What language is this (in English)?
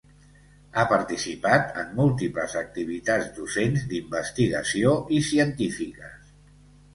Catalan